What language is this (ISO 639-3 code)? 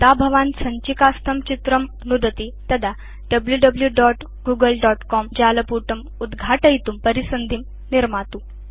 san